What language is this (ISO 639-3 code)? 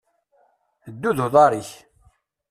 kab